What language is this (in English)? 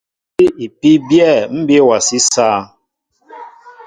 Mbo (Cameroon)